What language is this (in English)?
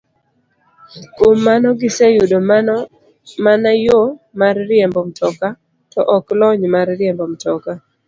Luo (Kenya and Tanzania)